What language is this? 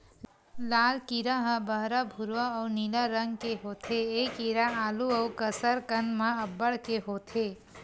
Chhattisgarhi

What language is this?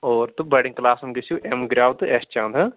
Kashmiri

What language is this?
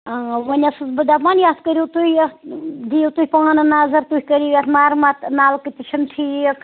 Kashmiri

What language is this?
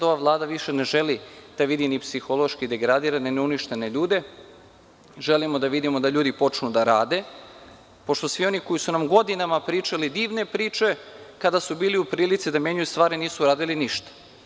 Serbian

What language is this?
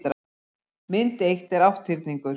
Icelandic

